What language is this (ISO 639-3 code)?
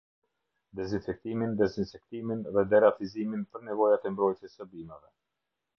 sqi